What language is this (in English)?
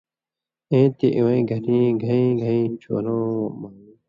Indus Kohistani